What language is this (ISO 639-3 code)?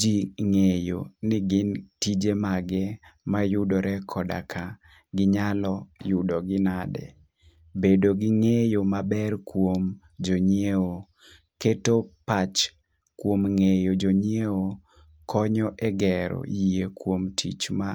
luo